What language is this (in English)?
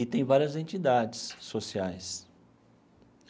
Portuguese